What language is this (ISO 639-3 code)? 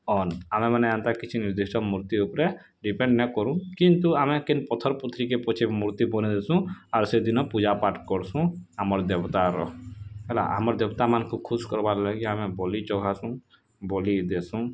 ori